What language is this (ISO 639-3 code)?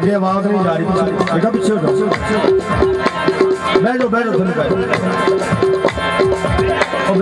ara